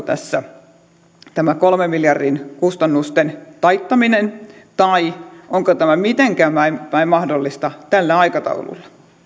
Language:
Finnish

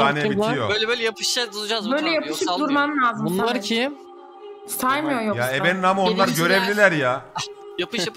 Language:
Turkish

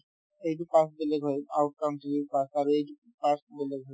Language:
Assamese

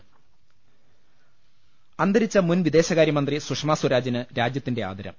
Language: Malayalam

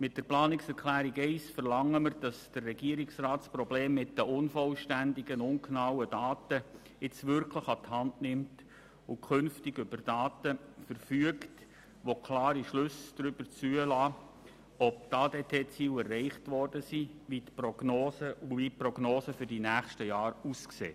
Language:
Swiss German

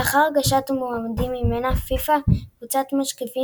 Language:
Hebrew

